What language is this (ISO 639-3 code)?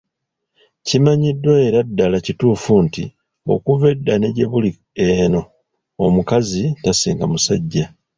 lug